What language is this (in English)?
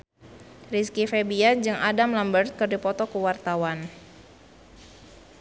Sundanese